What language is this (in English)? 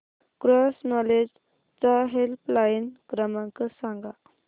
Marathi